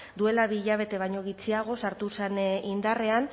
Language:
Basque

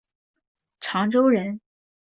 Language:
Chinese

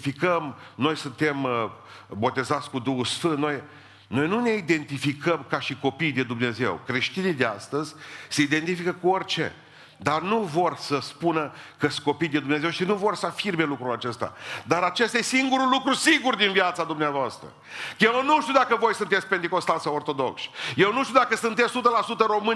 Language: Romanian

